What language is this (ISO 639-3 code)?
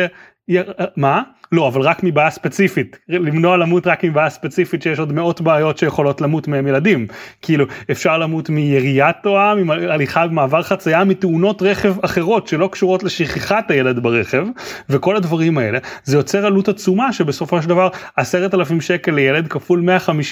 heb